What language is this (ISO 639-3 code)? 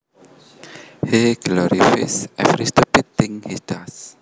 jav